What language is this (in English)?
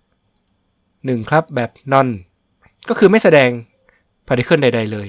Thai